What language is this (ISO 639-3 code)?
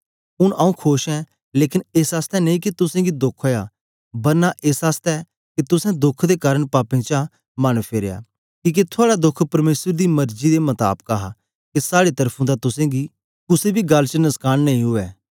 doi